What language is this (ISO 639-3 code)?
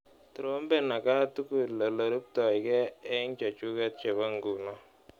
kln